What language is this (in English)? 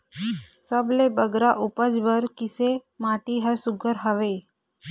Chhattisgarhi